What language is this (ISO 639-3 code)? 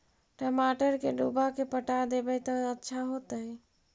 mag